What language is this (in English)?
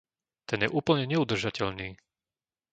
Slovak